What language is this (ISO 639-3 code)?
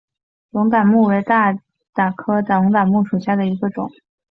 zho